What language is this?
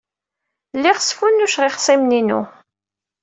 Kabyle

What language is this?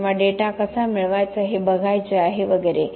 Marathi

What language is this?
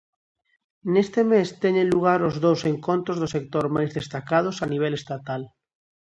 Galician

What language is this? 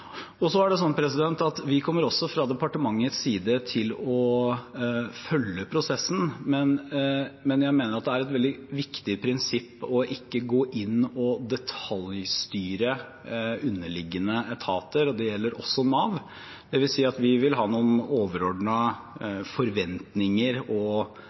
Norwegian Bokmål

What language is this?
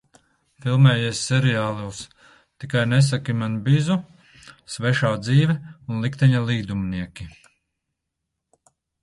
Latvian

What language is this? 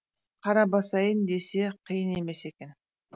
Kazakh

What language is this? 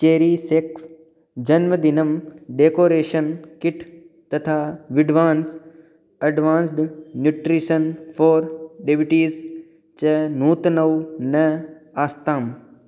Sanskrit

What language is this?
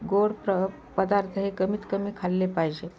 Marathi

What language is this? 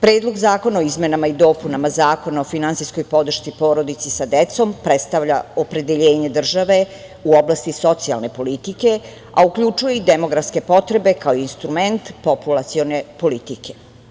Serbian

